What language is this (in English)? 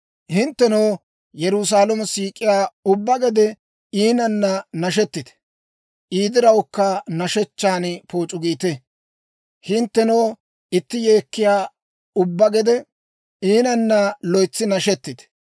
Dawro